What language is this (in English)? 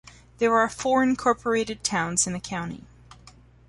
English